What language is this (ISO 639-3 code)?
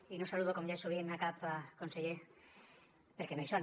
cat